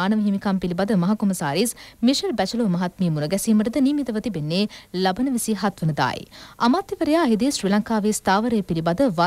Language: Hindi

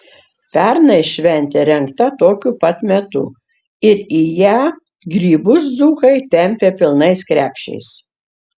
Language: Lithuanian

